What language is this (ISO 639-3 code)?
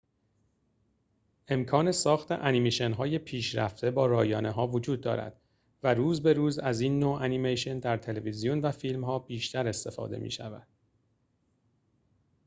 fas